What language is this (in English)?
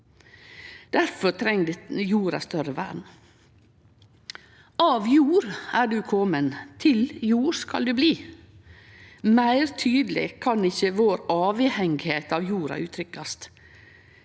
Norwegian